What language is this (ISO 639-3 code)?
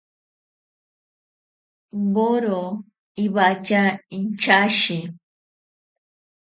prq